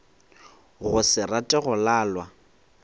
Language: Northern Sotho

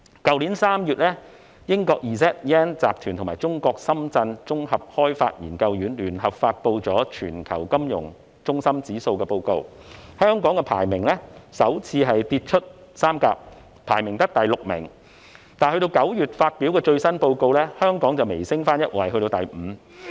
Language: Cantonese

